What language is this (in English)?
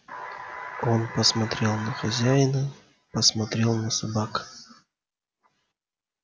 Russian